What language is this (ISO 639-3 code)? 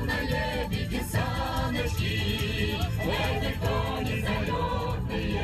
ukr